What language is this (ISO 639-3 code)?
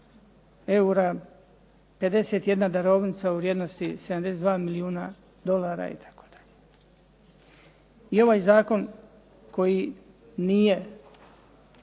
hrv